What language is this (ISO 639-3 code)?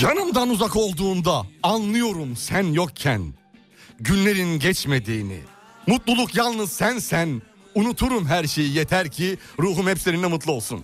tur